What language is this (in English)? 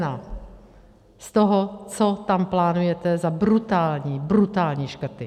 Czech